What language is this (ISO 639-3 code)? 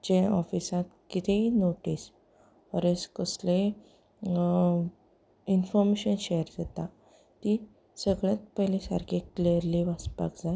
kok